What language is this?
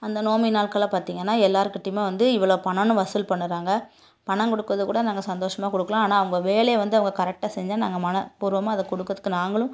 Tamil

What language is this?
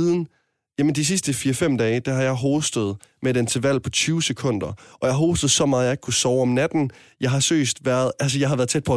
Danish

